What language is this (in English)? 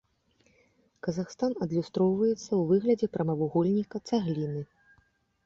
Belarusian